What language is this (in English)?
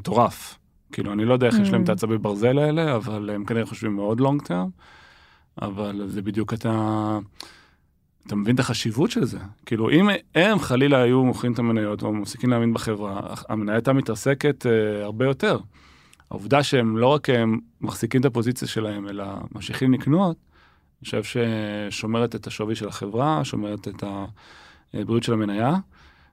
Hebrew